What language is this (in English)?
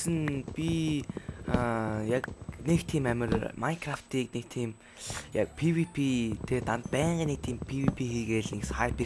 German